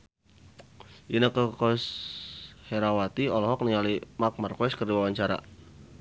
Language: Sundanese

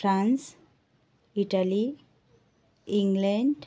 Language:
Nepali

